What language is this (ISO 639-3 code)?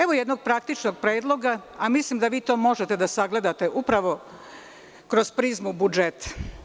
srp